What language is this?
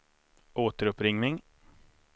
Swedish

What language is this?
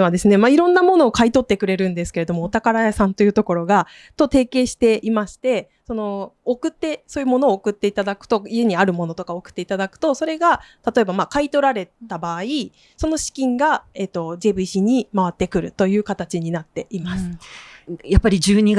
Japanese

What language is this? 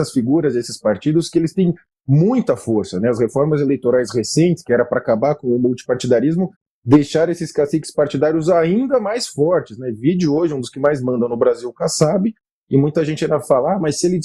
Portuguese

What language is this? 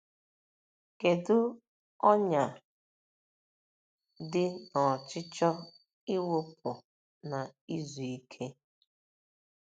Igbo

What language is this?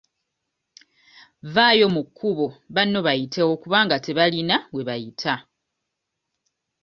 Ganda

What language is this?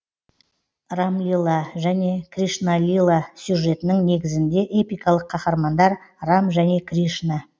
Kazakh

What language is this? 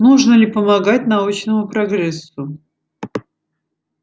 Russian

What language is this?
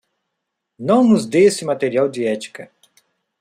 Portuguese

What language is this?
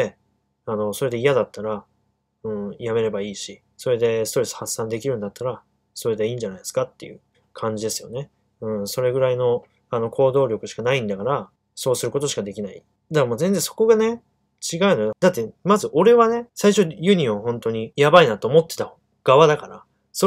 Japanese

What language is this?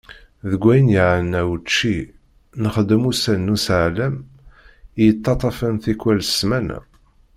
Kabyle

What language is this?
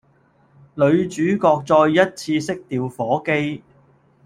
Cantonese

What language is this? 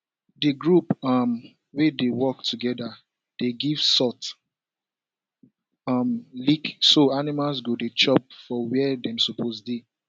Nigerian Pidgin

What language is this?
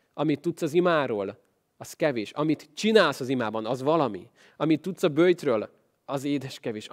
Hungarian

